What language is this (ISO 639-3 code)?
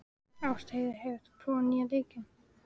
isl